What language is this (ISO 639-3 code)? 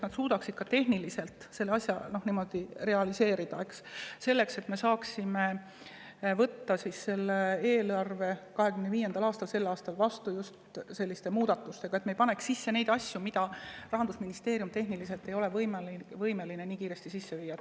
est